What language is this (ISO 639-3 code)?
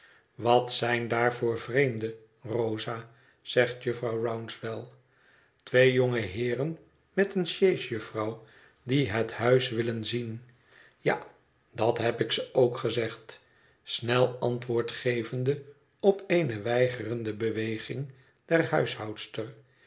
nld